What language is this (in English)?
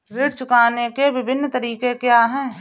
Hindi